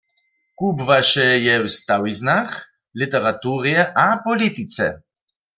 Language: Upper Sorbian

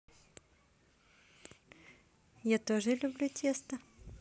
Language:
Russian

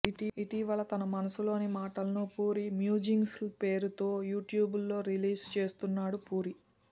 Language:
Telugu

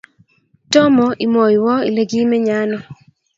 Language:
Kalenjin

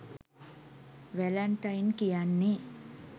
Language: Sinhala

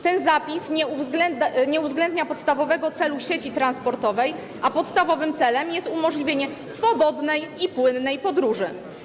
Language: Polish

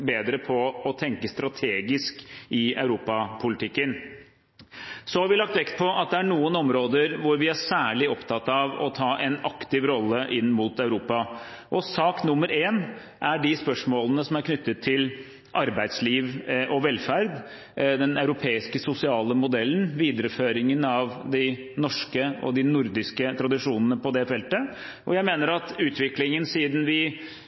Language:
Norwegian Bokmål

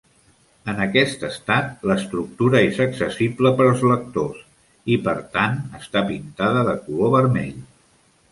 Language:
Catalan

